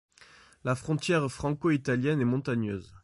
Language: French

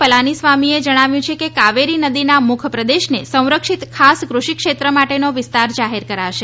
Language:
Gujarati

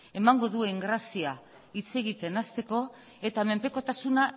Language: Basque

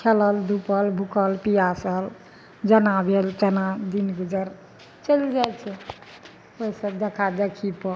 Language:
Maithili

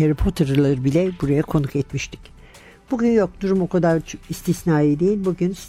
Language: Turkish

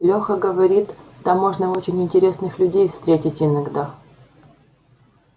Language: Russian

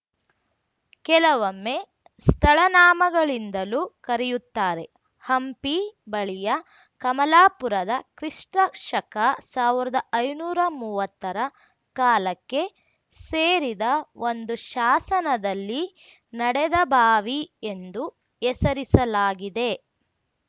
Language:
Kannada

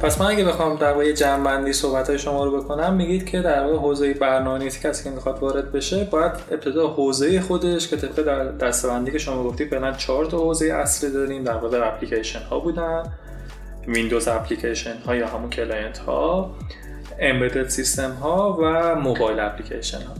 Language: Persian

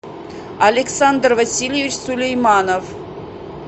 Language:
Russian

